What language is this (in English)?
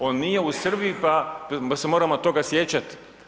Croatian